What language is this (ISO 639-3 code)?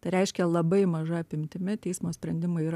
lit